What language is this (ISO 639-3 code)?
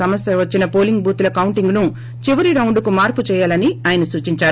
tel